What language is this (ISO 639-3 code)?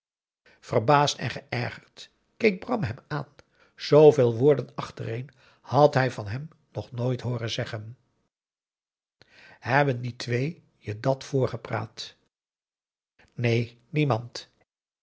nld